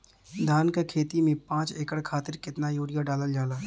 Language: Bhojpuri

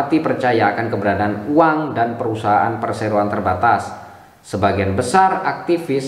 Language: Indonesian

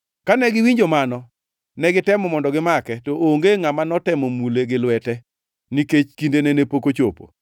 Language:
Luo (Kenya and Tanzania)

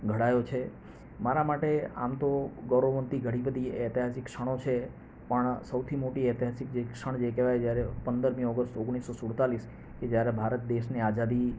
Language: Gujarati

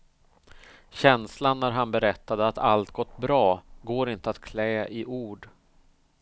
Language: Swedish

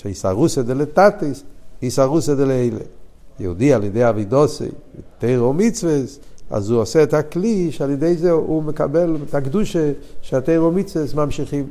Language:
Hebrew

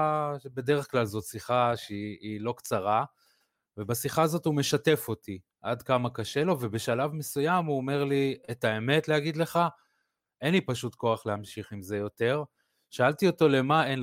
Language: Hebrew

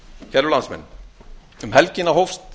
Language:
Icelandic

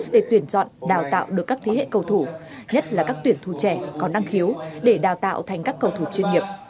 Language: Vietnamese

